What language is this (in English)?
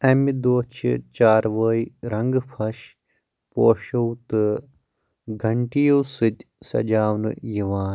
Kashmiri